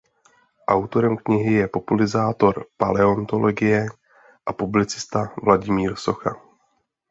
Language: Czech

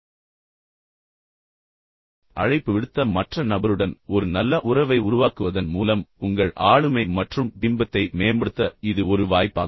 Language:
Tamil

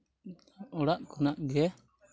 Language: Santali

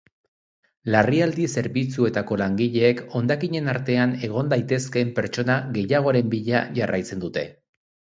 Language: Basque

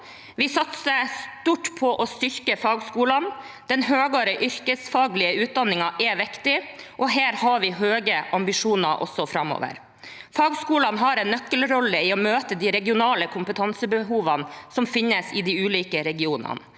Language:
Norwegian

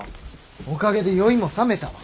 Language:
Japanese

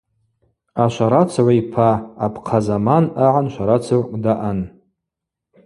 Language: Abaza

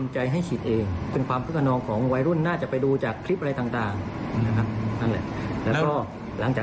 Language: Thai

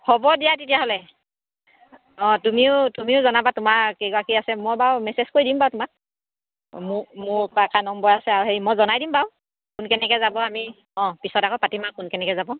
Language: Assamese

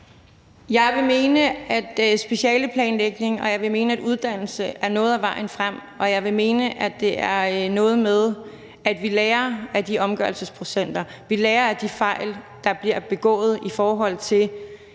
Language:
Danish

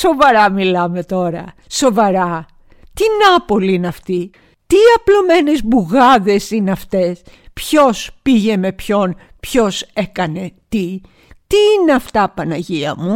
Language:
Greek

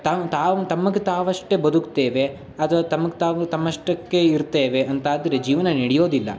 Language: Kannada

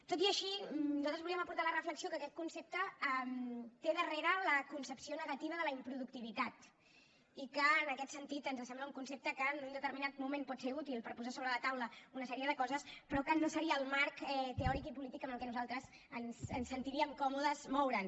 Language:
Catalan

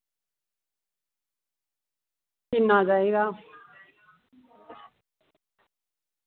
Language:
Dogri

